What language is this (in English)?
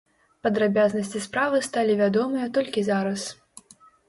Belarusian